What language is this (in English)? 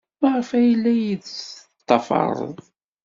Kabyle